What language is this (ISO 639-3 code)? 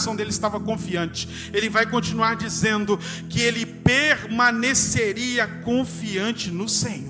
por